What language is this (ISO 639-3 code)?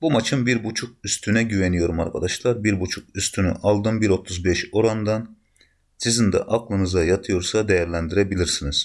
tur